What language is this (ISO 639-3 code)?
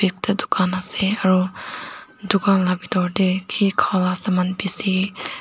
nag